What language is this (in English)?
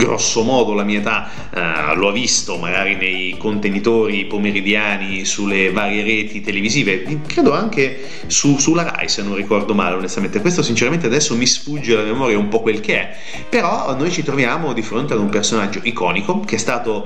Italian